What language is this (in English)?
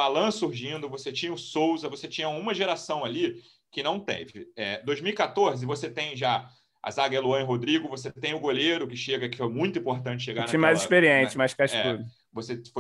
Portuguese